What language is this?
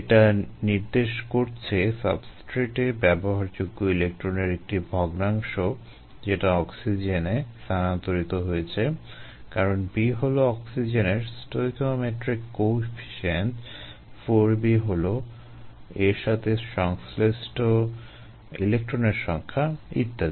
Bangla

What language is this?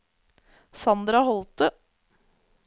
Norwegian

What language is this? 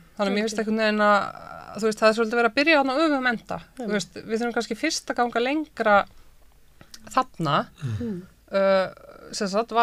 Dutch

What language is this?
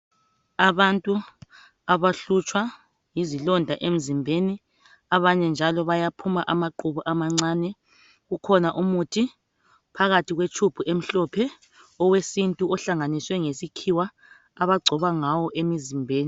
North Ndebele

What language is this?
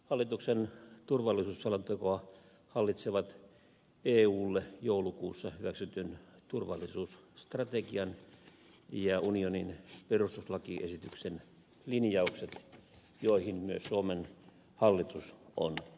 Finnish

